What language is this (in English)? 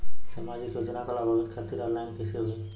Bhojpuri